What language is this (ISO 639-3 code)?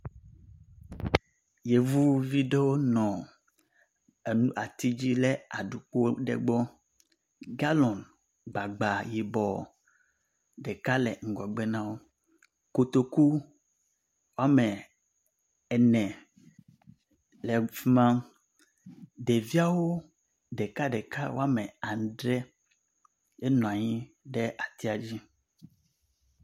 ewe